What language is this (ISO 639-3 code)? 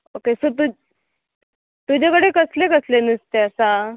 kok